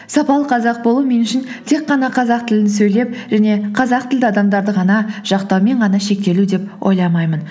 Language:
Kazakh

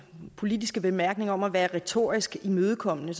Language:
Danish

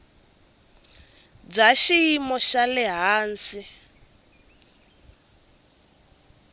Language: Tsonga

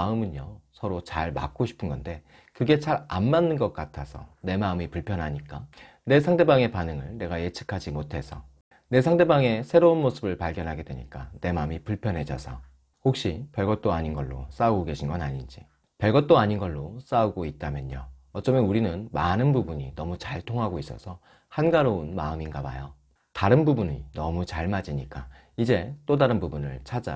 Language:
Korean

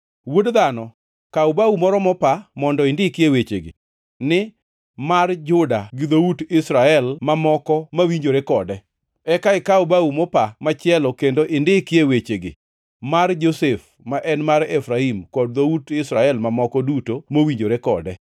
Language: Luo (Kenya and Tanzania)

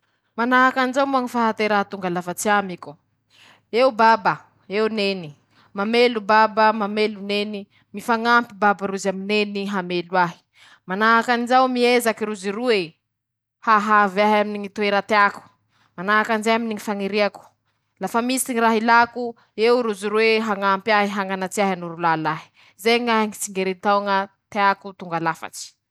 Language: Masikoro Malagasy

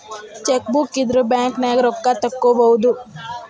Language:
Kannada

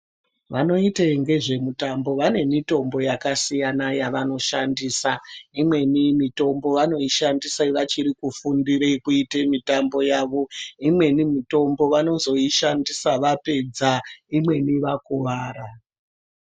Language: Ndau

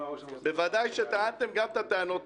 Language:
Hebrew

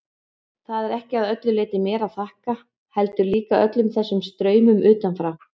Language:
Icelandic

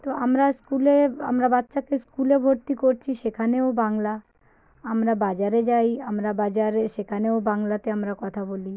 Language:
Bangla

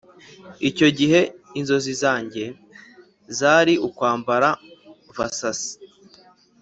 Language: Kinyarwanda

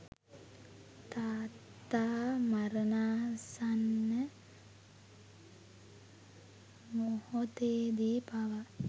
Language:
Sinhala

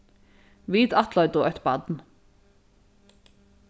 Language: Faroese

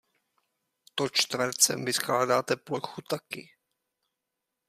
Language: Czech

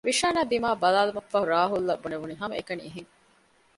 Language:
Divehi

